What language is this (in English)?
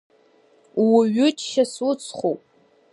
Abkhazian